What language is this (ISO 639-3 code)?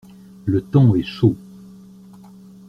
fra